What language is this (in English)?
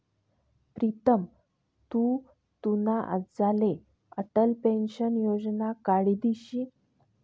Marathi